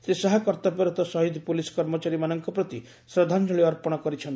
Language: Odia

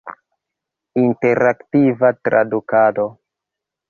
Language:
Esperanto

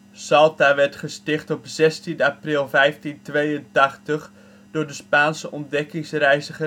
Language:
Dutch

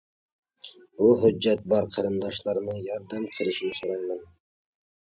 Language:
Uyghur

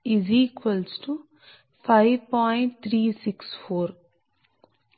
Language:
Telugu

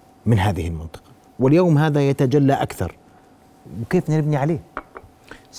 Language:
Arabic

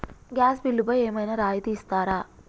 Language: Telugu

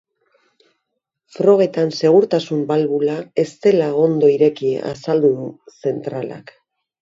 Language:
Basque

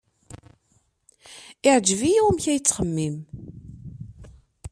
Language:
Kabyle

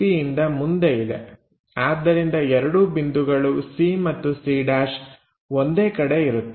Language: Kannada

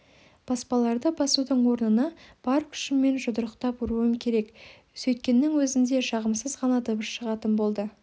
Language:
Kazakh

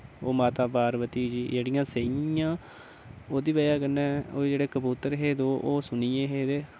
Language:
Dogri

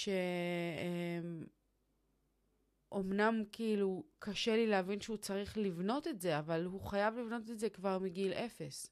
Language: Hebrew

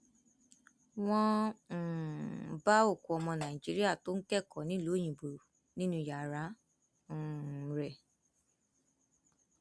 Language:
Yoruba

